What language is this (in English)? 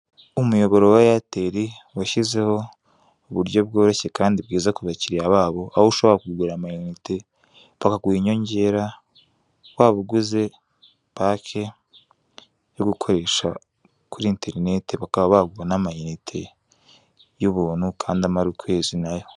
Kinyarwanda